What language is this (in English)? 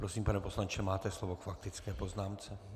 Czech